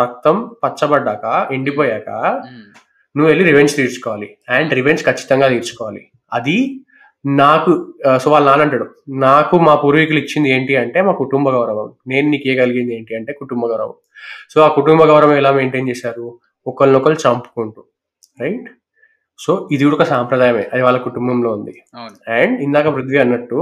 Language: Telugu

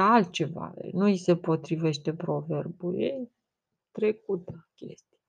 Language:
Romanian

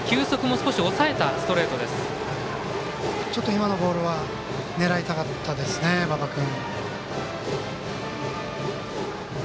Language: Japanese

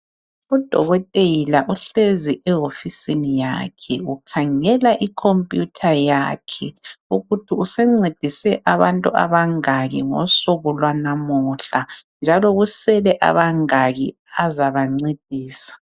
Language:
North Ndebele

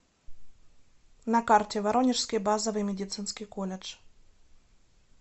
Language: Russian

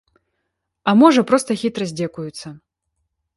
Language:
Belarusian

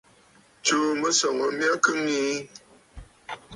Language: Bafut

